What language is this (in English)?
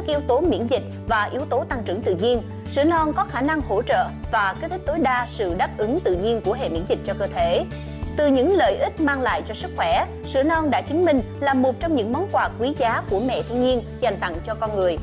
Vietnamese